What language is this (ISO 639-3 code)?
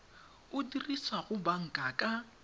tsn